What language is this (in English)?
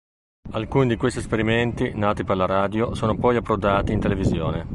Italian